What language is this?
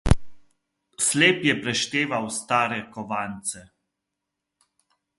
Slovenian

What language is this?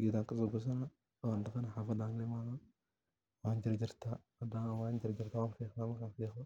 Somali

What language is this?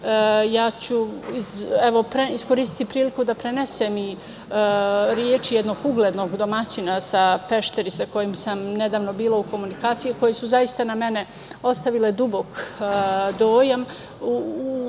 Serbian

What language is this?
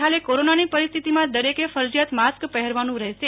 Gujarati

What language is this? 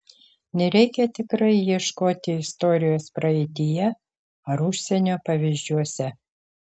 Lithuanian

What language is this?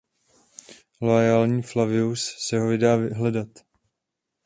Czech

